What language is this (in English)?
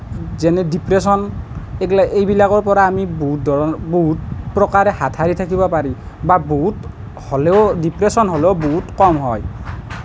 Assamese